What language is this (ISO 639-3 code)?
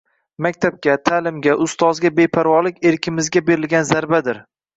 uzb